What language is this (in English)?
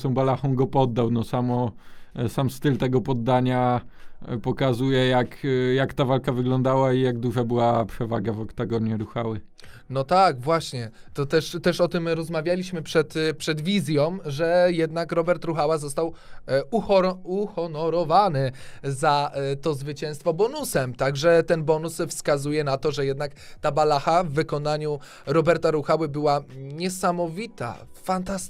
Polish